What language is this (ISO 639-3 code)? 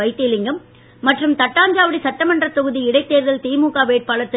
tam